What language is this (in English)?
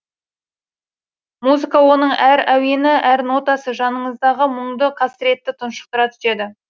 Kazakh